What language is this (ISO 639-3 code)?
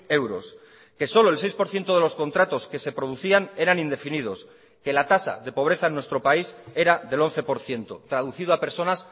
spa